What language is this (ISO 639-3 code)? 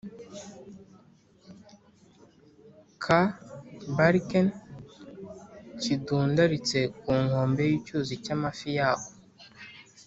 kin